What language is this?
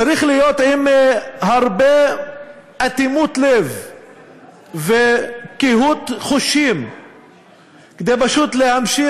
Hebrew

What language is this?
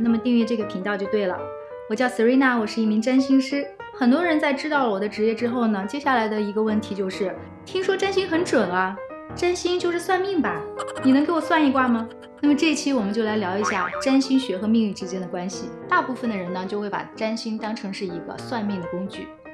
Chinese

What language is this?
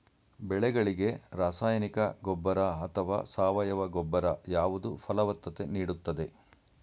Kannada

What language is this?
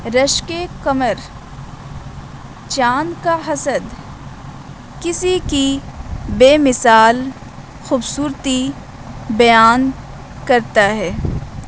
Urdu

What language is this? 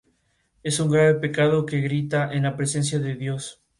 Spanish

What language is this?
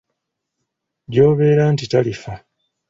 Ganda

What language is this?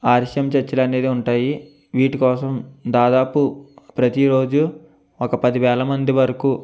Telugu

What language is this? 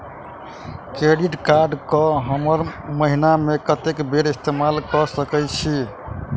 Maithili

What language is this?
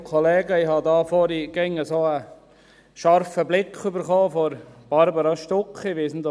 Swiss German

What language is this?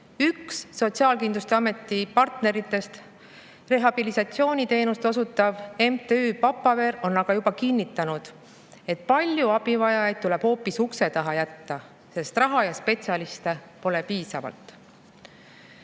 Estonian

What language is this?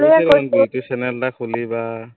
Assamese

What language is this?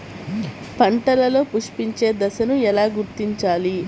Telugu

